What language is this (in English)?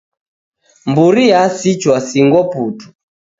Taita